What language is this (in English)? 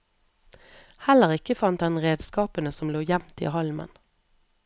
Norwegian